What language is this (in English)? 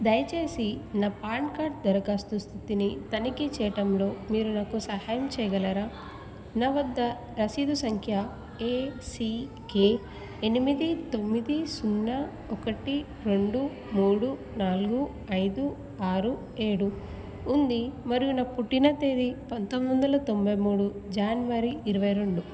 Telugu